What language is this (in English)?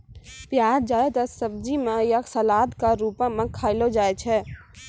Maithili